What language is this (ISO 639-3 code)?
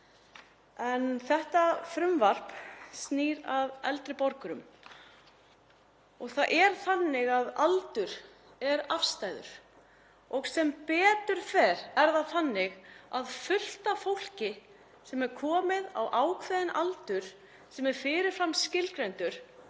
isl